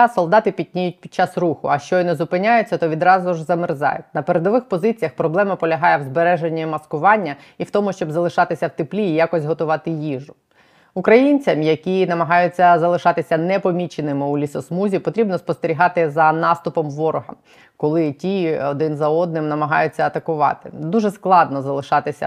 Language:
Ukrainian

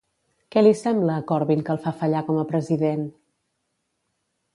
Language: Catalan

